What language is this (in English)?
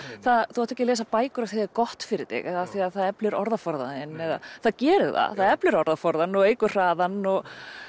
Icelandic